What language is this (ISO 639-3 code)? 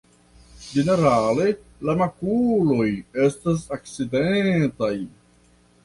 epo